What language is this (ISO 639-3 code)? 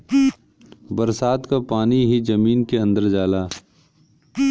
bho